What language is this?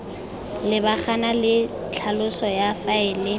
Tswana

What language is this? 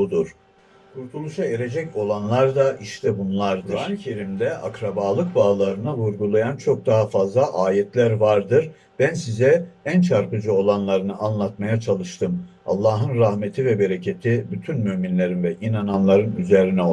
Turkish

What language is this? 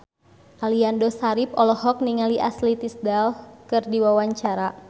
Sundanese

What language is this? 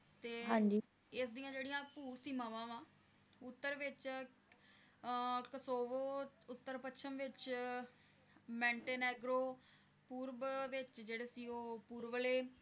Punjabi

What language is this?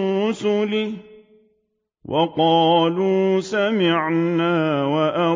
Arabic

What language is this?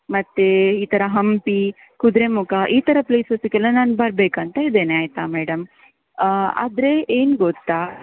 Kannada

